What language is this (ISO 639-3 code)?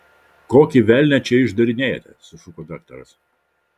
lit